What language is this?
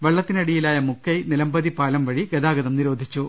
Malayalam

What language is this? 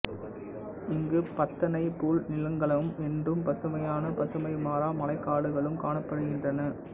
Tamil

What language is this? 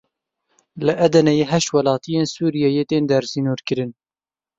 Kurdish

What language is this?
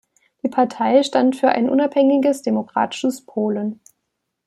German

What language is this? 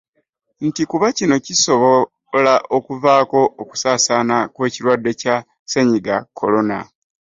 Ganda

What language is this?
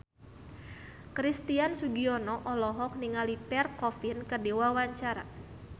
Sundanese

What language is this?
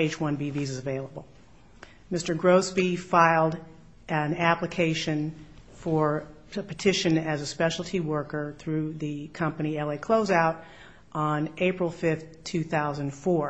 English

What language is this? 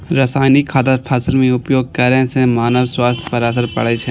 Maithili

